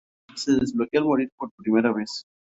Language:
Spanish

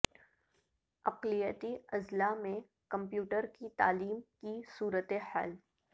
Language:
Urdu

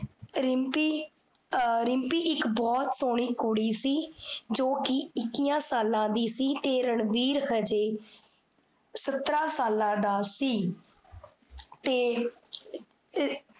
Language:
Punjabi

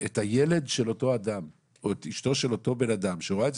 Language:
Hebrew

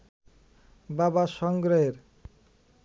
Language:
Bangla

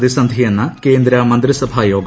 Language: Malayalam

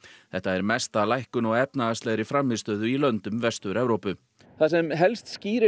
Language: Icelandic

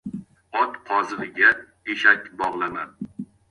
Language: Uzbek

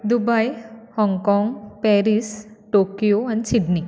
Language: Konkani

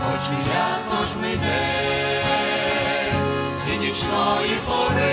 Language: Ukrainian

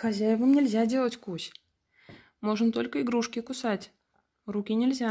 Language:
Russian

